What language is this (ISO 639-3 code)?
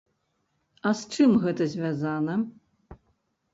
bel